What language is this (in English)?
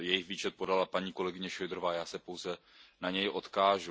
Czech